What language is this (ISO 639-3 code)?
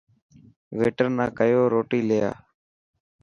mki